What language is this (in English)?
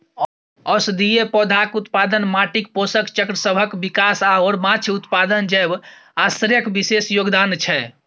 Maithili